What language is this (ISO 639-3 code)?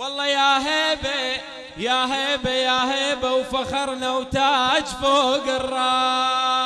ara